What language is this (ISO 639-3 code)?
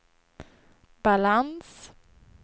swe